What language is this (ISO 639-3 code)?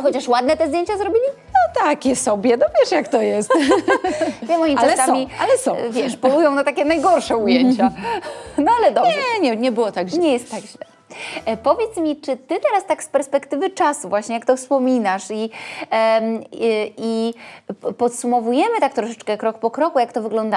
pol